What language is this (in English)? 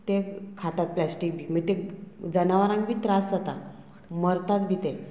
Konkani